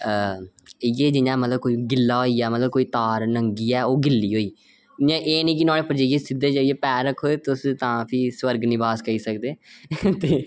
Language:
Dogri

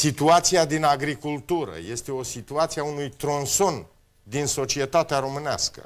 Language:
Romanian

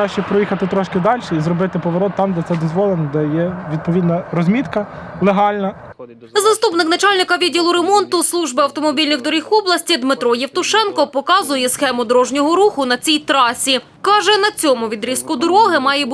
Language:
Ukrainian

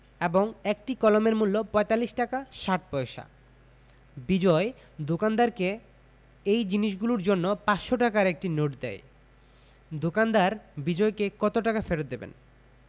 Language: Bangla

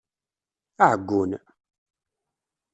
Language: Kabyle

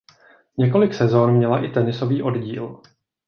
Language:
Czech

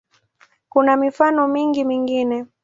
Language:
Swahili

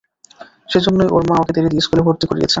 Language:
Bangla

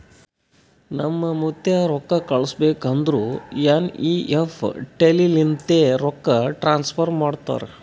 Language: Kannada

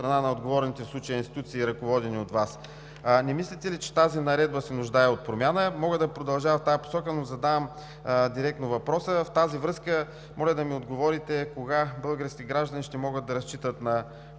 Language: Bulgarian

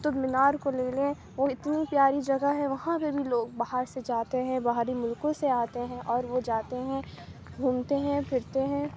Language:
Urdu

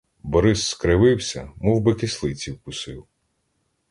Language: Ukrainian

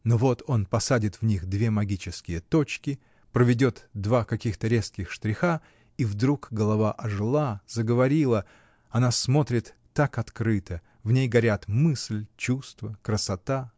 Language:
Russian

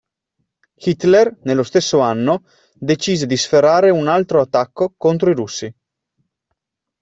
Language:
Italian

